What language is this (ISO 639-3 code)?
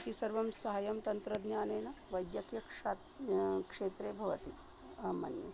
san